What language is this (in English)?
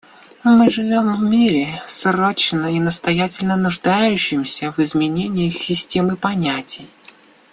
Russian